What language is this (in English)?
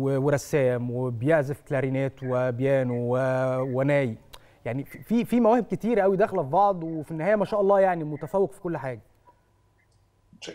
Arabic